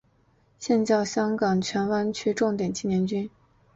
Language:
Chinese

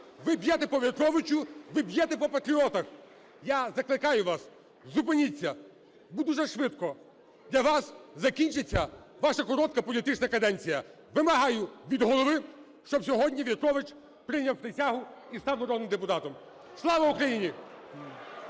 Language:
Ukrainian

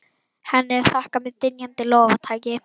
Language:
Icelandic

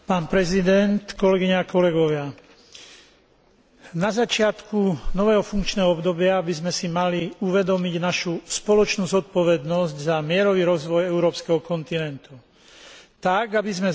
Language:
Slovak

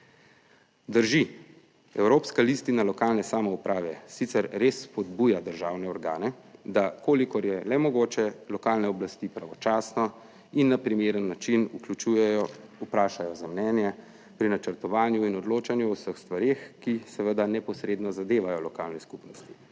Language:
Slovenian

